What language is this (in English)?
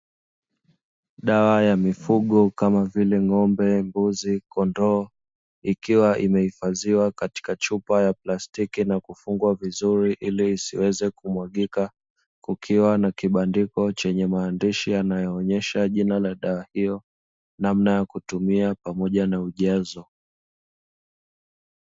Swahili